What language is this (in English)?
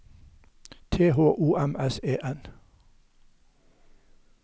Norwegian